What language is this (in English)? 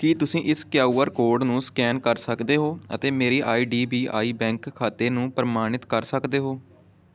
Punjabi